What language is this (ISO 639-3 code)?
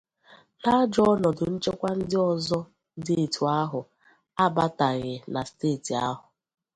ibo